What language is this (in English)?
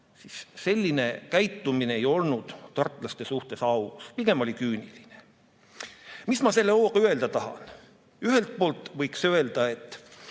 Estonian